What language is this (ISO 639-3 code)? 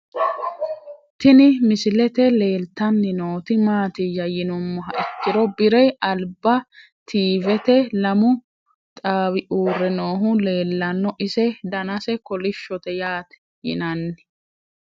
sid